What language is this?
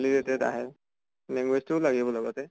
Assamese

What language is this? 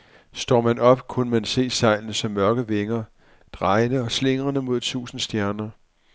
Danish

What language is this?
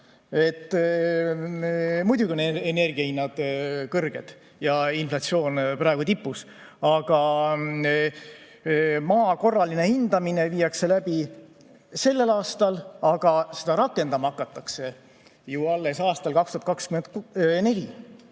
Estonian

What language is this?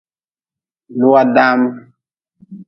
Nawdm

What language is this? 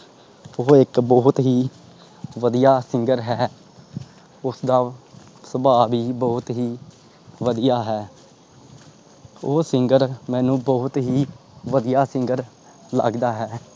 Punjabi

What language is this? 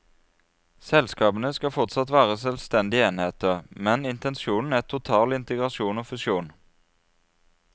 Norwegian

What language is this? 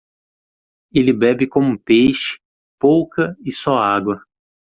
Portuguese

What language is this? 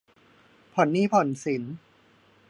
Thai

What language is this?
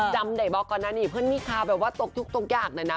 Thai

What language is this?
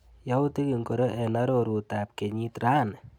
Kalenjin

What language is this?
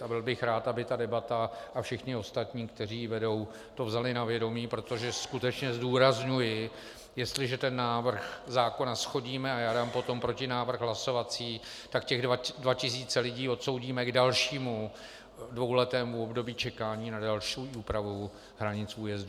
Czech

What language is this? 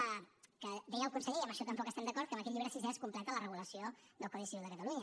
Catalan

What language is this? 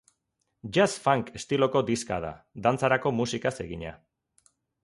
Basque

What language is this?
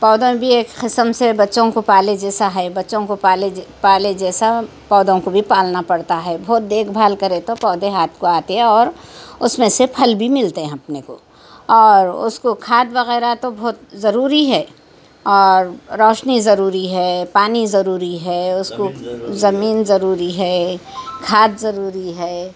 Urdu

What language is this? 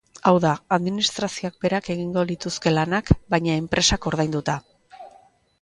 Basque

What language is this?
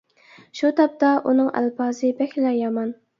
Uyghur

